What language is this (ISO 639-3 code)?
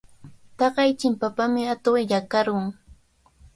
qvl